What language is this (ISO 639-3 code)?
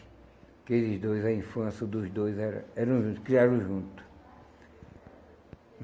por